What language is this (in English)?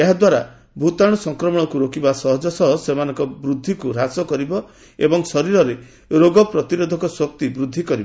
Odia